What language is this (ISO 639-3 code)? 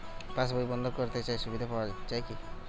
ben